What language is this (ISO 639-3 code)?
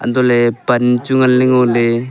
nnp